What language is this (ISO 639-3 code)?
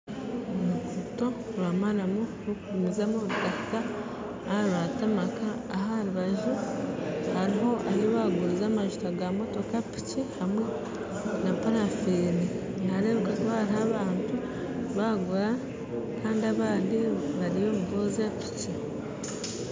nyn